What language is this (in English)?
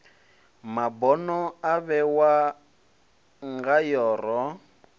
Venda